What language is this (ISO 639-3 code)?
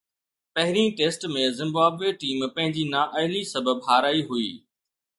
snd